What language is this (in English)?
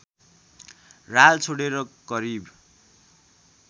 Nepali